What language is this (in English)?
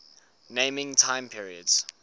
English